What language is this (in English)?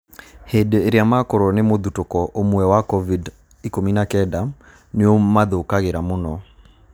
Kikuyu